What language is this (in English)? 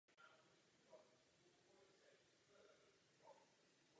Czech